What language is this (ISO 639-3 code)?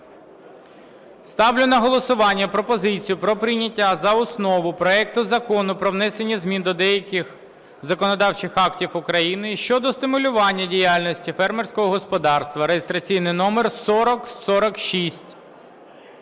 ukr